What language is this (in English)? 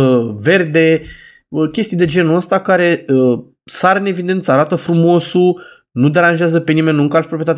Romanian